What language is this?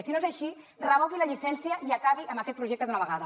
Catalan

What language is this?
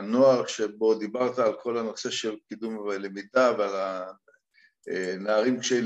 Hebrew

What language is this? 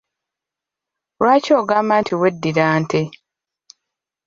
Ganda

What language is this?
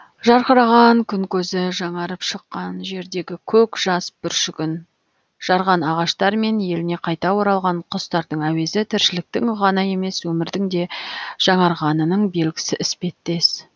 Kazakh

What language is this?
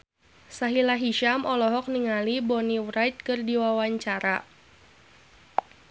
Sundanese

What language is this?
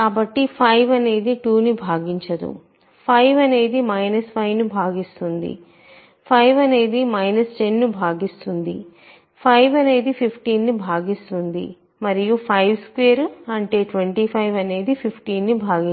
Telugu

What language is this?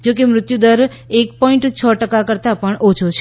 Gujarati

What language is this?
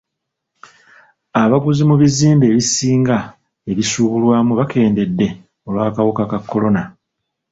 Ganda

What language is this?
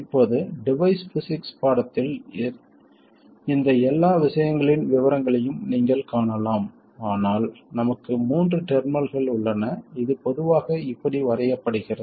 Tamil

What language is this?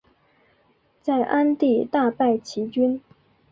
Chinese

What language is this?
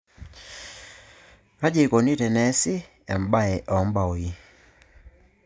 Masai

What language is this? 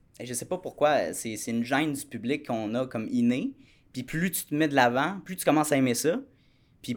French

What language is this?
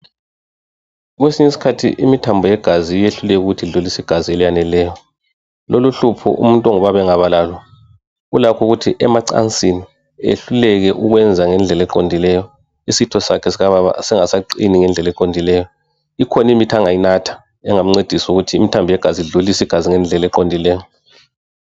North Ndebele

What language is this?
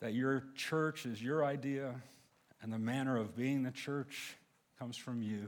English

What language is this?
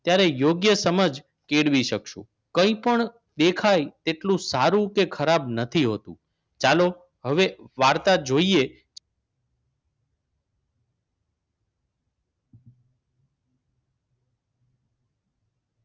Gujarati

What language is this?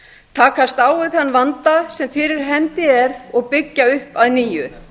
Icelandic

